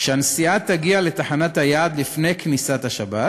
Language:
Hebrew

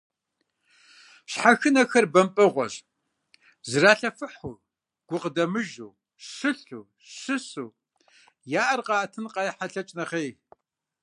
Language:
Kabardian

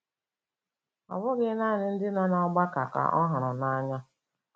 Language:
Igbo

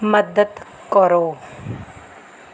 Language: Punjabi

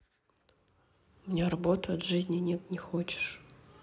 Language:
Russian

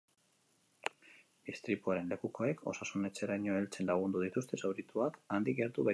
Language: Basque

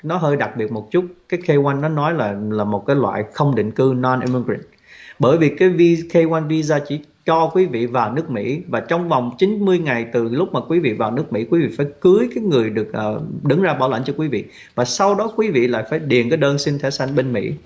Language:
Vietnamese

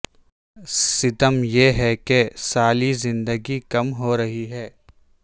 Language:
Urdu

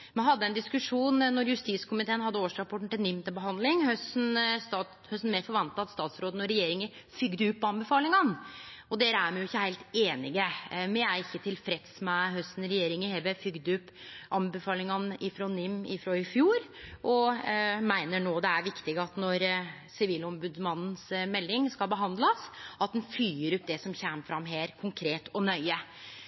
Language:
Norwegian Nynorsk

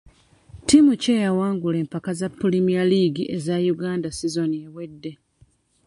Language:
Ganda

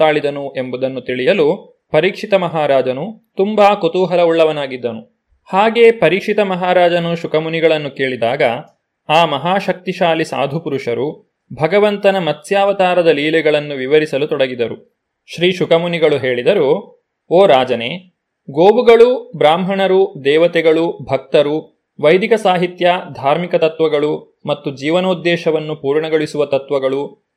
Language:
Kannada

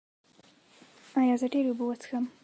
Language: Pashto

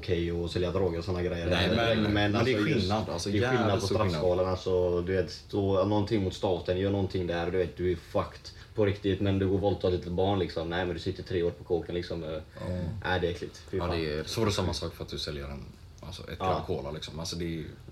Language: Swedish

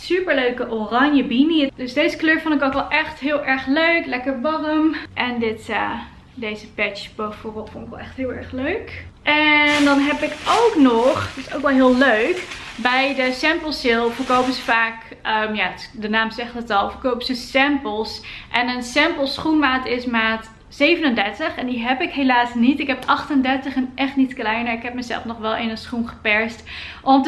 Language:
Dutch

